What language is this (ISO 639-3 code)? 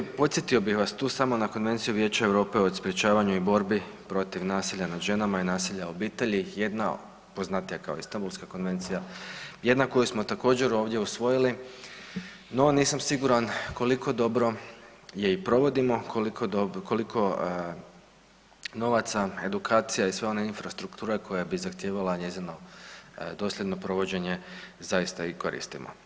hrv